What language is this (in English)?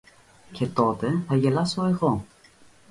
Greek